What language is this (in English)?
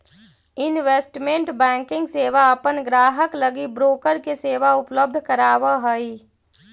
Magahi